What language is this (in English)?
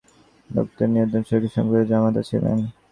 Bangla